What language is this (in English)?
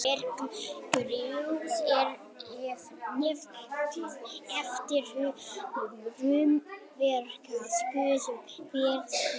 Icelandic